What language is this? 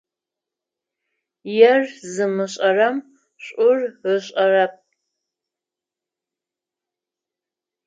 Adyghe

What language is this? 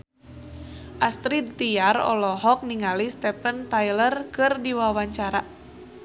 Sundanese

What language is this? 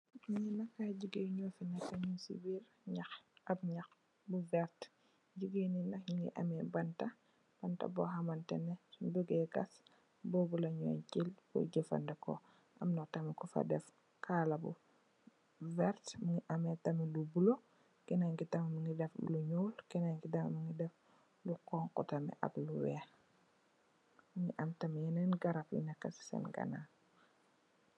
Wolof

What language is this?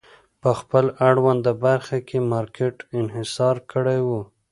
Pashto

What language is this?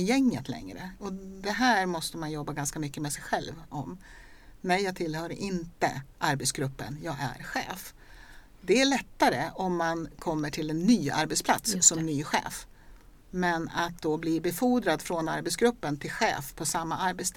Swedish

